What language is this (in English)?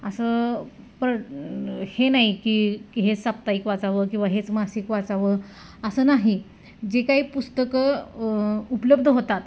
Marathi